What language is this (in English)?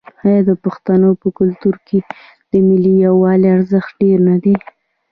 Pashto